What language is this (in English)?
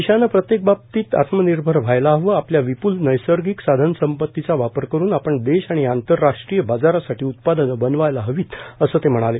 Marathi